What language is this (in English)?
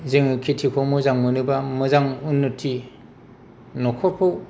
Bodo